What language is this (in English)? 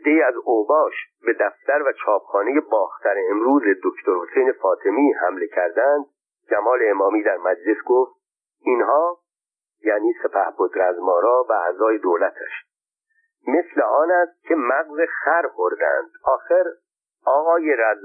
Persian